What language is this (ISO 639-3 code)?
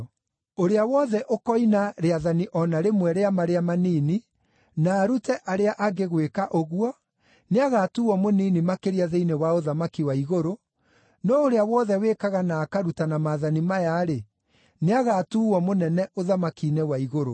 kik